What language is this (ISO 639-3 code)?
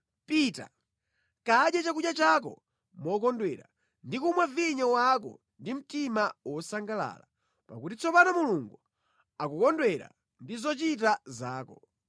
nya